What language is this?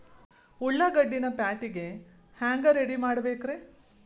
Kannada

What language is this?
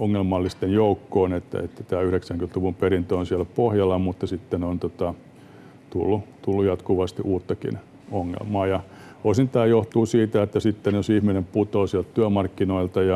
Finnish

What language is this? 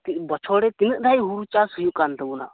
Santali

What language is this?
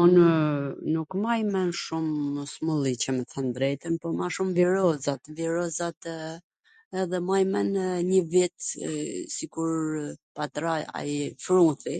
Gheg Albanian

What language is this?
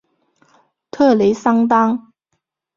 Chinese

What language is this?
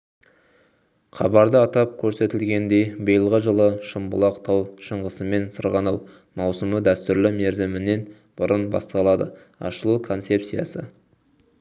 Kazakh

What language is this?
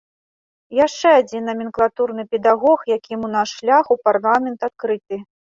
Belarusian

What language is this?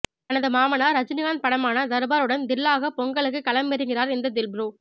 Tamil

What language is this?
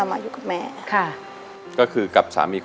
Thai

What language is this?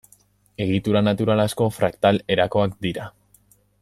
Basque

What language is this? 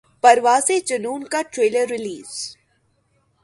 Urdu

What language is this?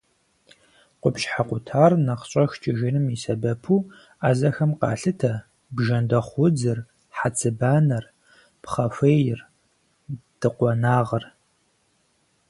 Kabardian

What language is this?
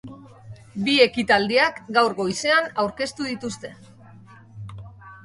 Basque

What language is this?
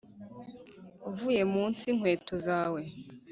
Kinyarwanda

